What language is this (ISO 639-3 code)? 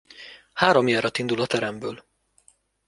hun